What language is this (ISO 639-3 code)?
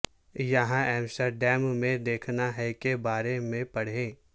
urd